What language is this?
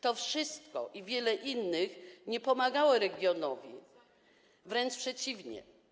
Polish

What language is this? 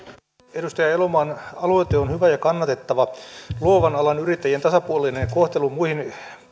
Finnish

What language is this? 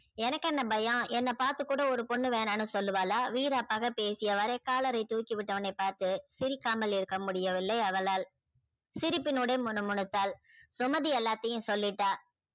Tamil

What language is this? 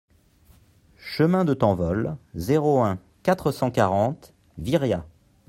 French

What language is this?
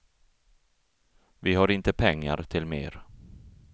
Swedish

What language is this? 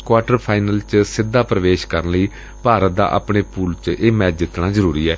Punjabi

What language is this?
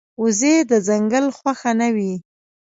Pashto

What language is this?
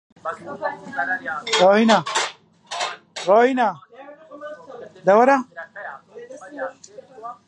Central Kurdish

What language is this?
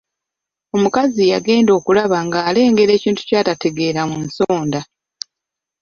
Ganda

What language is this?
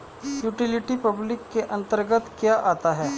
Hindi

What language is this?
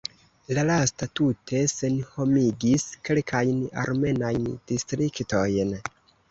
Esperanto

